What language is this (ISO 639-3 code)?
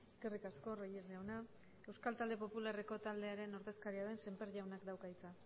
eus